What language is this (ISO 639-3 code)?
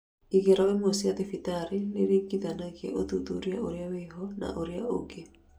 kik